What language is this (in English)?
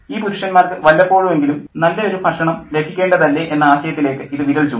Malayalam